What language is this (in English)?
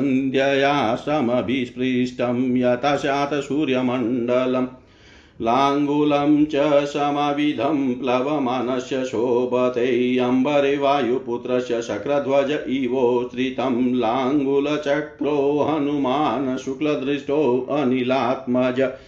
Hindi